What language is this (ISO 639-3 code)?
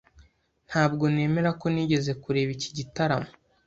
kin